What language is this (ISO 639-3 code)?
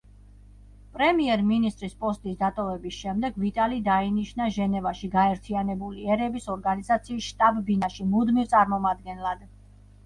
kat